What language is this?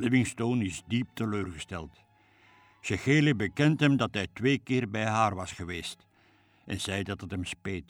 Dutch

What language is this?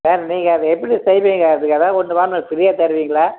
Tamil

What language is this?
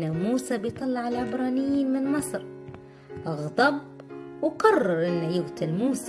Arabic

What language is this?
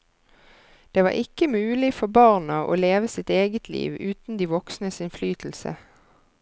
Norwegian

